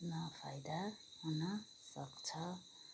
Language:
Nepali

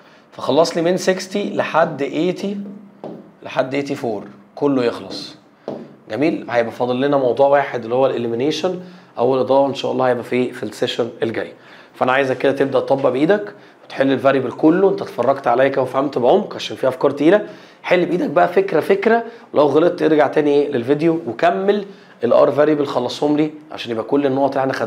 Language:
Arabic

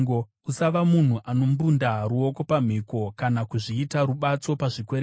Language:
Shona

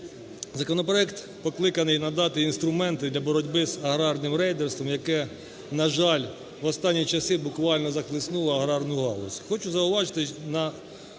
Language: Ukrainian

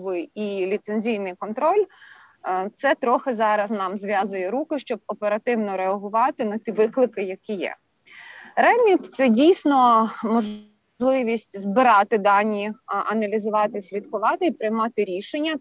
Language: Ukrainian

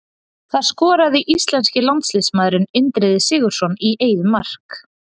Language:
Icelandic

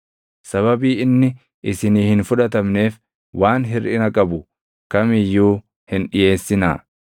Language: Oromo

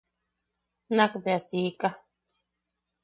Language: Yaqui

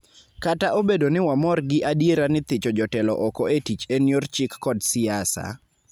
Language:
Luo (Kenya and Tanzania)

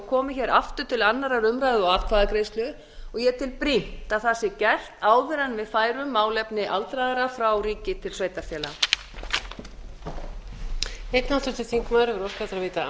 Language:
Icelandic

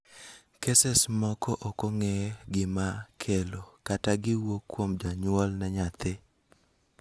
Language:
Luo (Kenya and Tanzania)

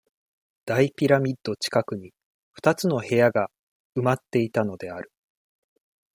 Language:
Japanese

